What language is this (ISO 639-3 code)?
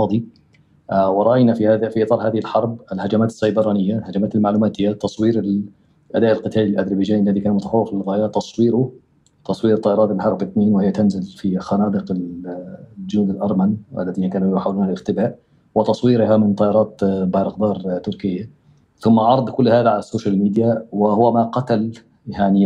ara